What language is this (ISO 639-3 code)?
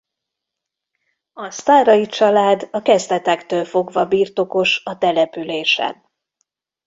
hun